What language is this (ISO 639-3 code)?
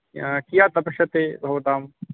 san